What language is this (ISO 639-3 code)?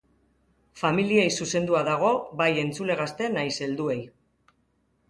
eus